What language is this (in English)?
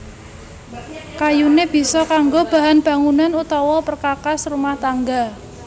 Javanese